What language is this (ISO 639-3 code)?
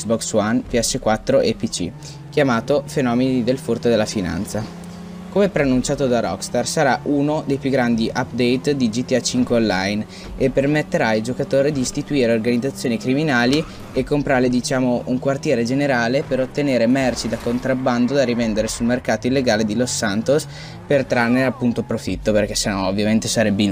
ita